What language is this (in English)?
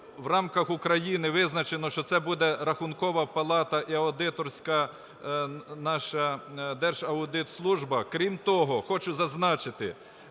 Ukrainian